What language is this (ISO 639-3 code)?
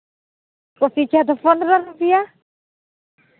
sat